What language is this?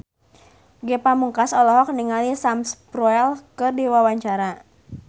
Sundanese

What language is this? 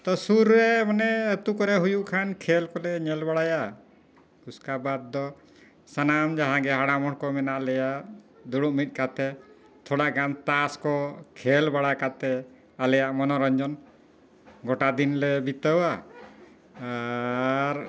Santali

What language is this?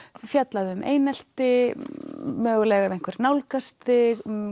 Icelandic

